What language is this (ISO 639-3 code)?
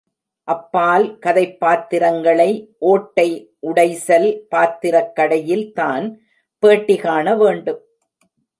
tam